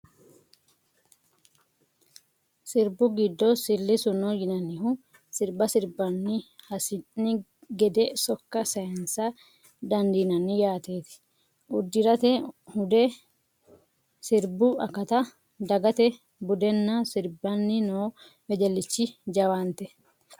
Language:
Sidamo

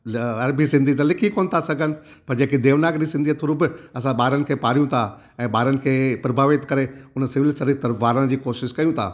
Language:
Sindhi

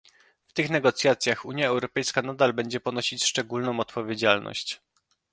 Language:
Polish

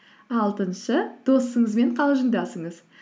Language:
Kazakh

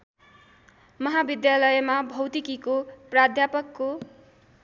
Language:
Nepali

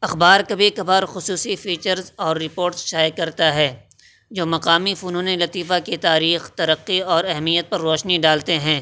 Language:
Urdu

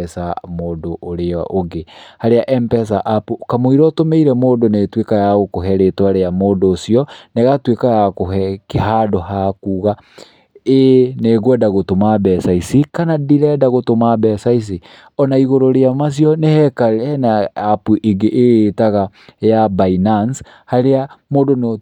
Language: Kikuyu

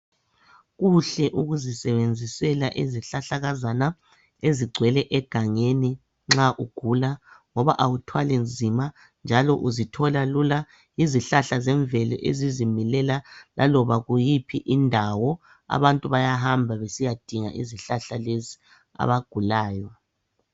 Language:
North Ndebele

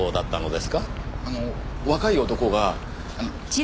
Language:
Japanese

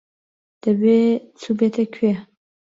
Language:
Central Kurdish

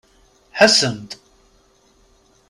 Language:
Kabyle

